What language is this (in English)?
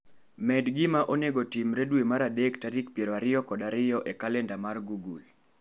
Luo (Kenya and Tanzania)